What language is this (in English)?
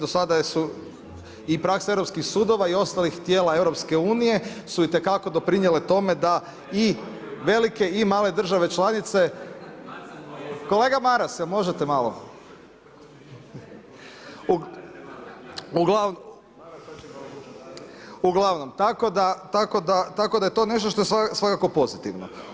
Croatian